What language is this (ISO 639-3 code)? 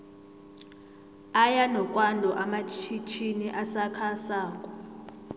nbl